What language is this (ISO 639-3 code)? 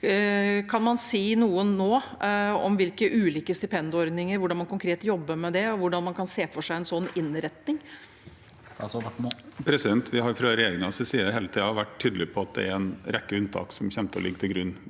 nor